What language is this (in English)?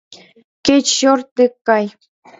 Mari